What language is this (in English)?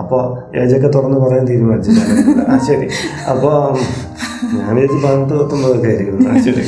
Malayalam